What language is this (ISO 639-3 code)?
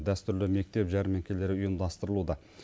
kaz